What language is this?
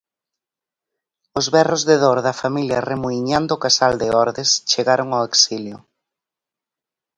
Galician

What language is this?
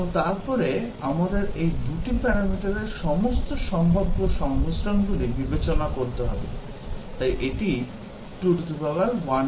Bangla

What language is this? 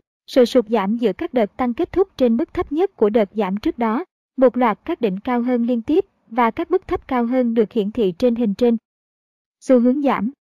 Vietnamese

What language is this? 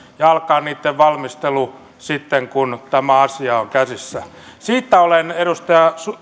Finnish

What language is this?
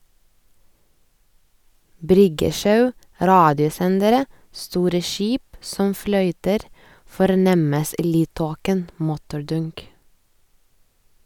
Norwegian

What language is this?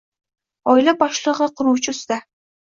Uzbek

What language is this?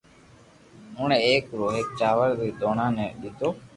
Loarki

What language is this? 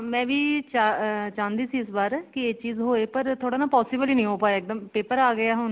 Punjabi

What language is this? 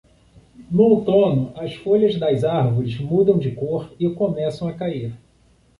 Portuguese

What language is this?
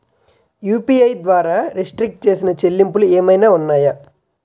Telugu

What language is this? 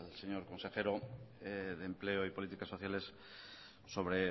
Spanish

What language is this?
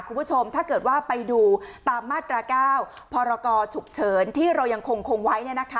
Thai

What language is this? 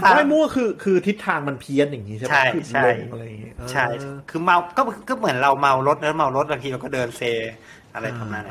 Thai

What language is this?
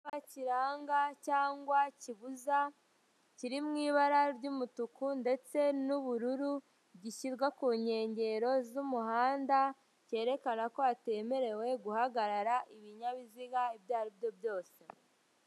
Kinyarwanda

